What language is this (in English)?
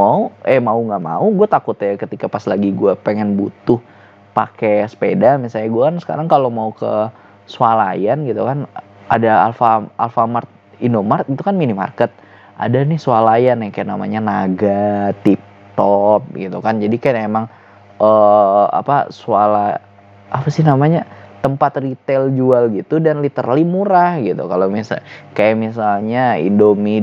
Indonesian